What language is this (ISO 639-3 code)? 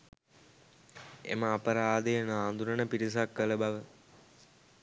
sin